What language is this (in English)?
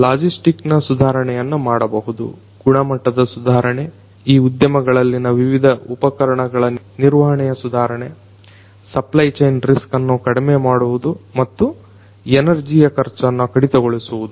Kannada